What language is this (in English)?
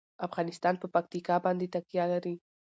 Pashto